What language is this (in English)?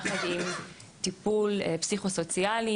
Hebrew